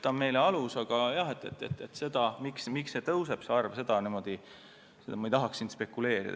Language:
Estonian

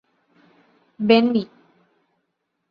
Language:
Malayalam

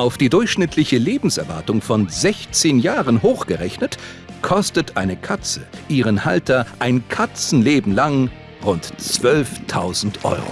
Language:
German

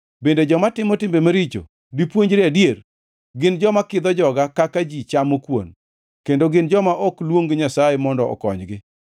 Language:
Luo (Kenya and Tanzania)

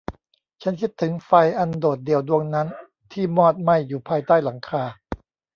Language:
Thai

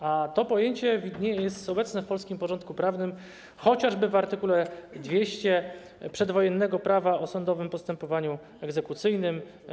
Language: Polish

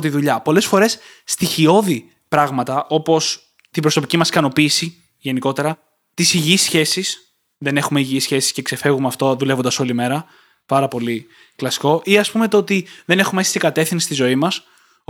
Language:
Greek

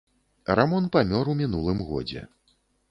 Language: Belarusian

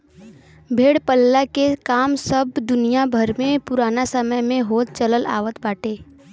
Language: Bhojpuri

